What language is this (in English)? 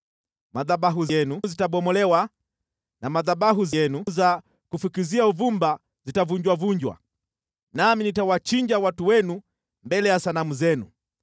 Swahili